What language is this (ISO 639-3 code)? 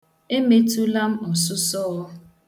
ibo